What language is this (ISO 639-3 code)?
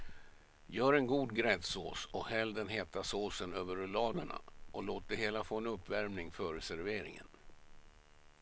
swe